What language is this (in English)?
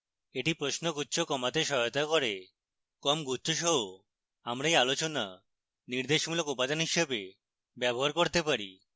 Bangla